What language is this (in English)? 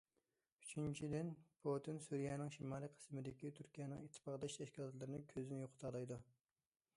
Uyghur